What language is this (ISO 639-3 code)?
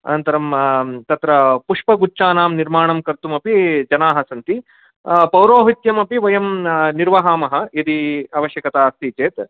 san